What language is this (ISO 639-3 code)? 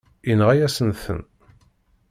kab